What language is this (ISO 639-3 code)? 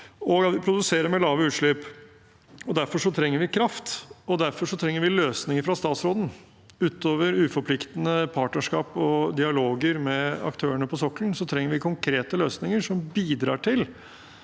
nor